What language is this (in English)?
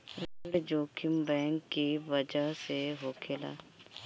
Bhojpuri